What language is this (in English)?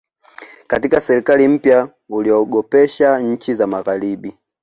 Swahili